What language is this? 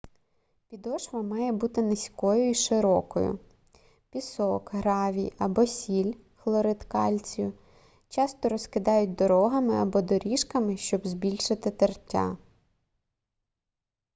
Ukrainian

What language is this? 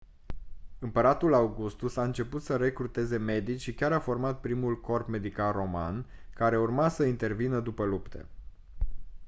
Romanian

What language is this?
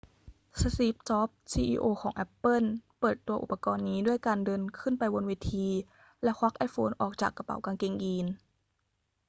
Thai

